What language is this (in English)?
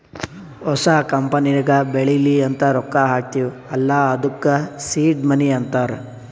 Kannada